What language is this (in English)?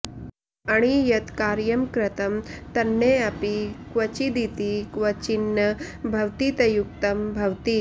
Sanskrit